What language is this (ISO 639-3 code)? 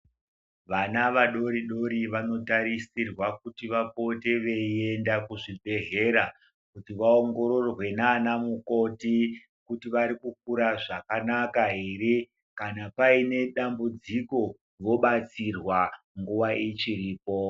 ndc